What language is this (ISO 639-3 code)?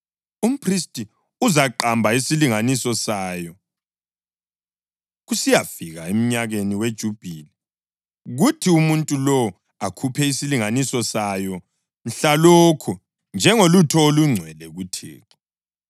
nde